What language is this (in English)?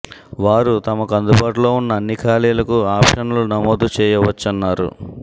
Telugu